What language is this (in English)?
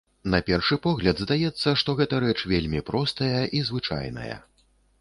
Belarusian